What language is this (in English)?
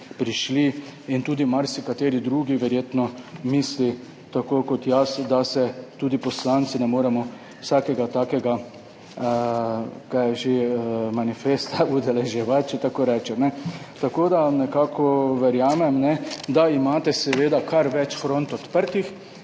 Slovenian